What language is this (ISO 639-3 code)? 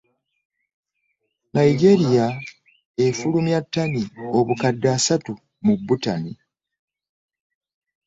lug